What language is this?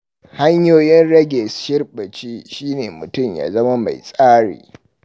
Hausa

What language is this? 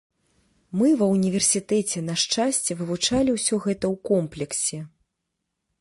Belarusian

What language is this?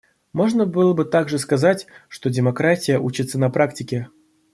Russian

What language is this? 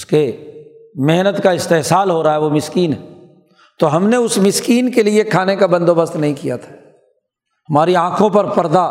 Urdu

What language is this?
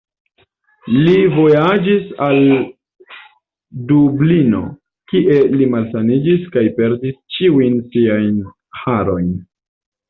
Esperanto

